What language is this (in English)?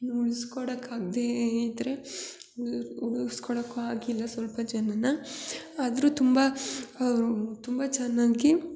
Kannada